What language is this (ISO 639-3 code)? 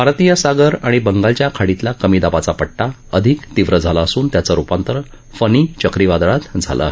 mar